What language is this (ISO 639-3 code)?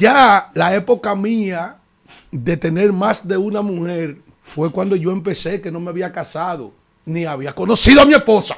spa